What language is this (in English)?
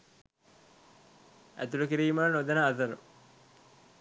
Sinhala